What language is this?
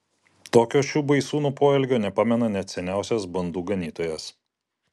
Lithuanian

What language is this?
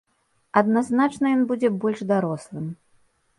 Belarusian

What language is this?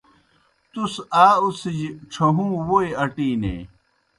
Kohistani Shina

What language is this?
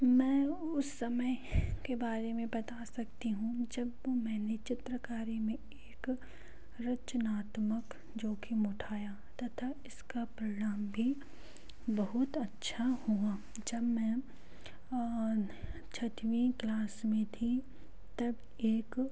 Hindi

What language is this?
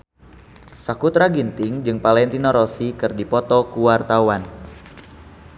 Sundanese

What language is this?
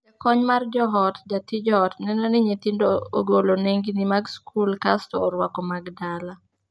Luo (Kenya and Tanzania)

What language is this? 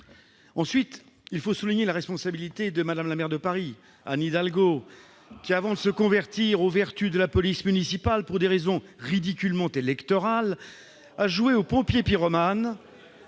French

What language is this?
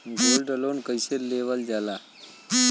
Bhojpuri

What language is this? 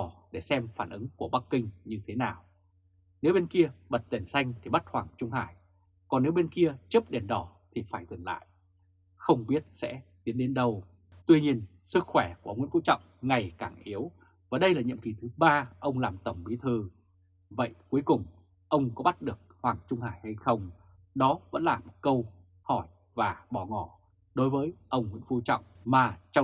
Vietnamese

